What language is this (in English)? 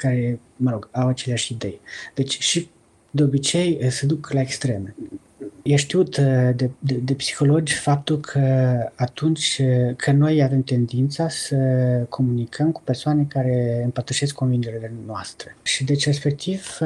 Romanian